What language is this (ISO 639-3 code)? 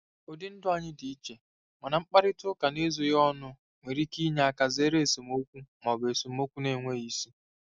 ibo